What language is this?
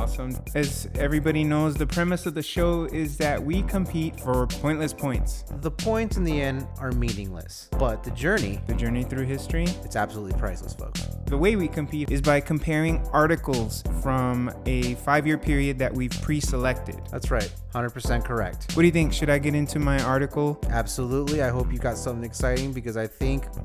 English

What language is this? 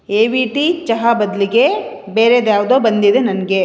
Kannada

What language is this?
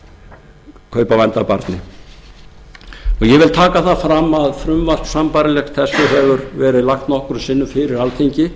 Icelandic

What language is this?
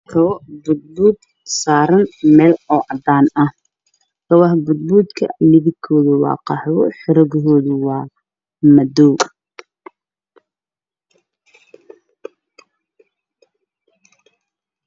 Somali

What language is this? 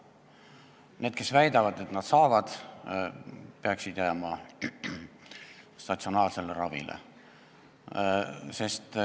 Estonian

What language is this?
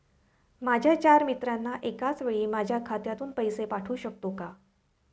Marathi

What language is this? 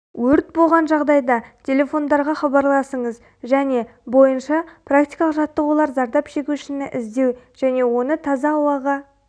Kazakh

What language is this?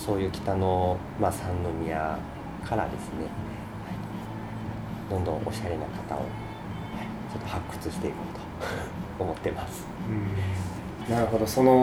Japanese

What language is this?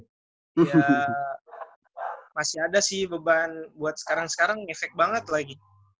Indonesian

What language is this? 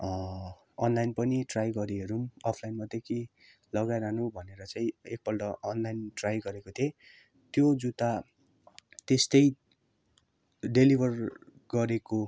Nepali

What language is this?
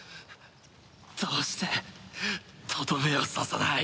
Japanese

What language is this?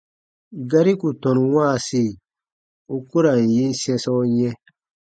Baatonum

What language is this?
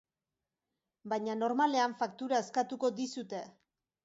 Basque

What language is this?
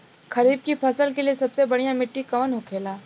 Bhojpuri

